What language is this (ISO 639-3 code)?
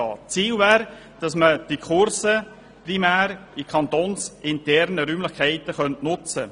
gsw